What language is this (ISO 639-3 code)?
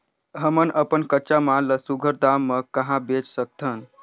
hne